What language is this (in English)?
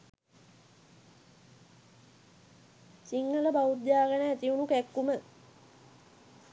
Sinhala